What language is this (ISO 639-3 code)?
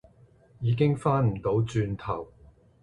yue